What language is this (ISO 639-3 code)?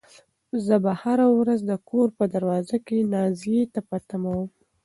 pus